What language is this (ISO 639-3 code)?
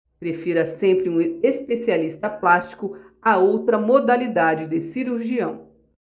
por